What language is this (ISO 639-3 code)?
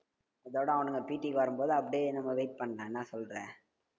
tam